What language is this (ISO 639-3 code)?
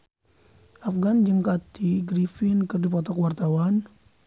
sun